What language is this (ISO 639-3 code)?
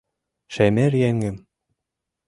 chm